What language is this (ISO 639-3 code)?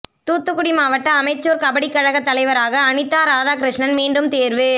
tam